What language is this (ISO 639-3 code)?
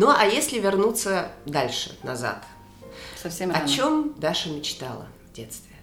rus